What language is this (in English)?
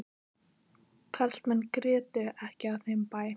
Icelandic